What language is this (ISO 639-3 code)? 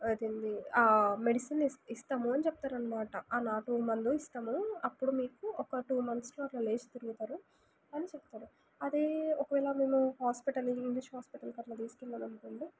tel